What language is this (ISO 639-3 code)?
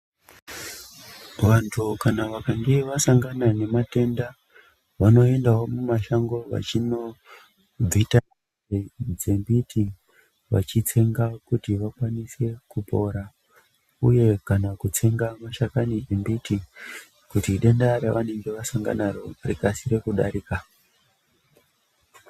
ndc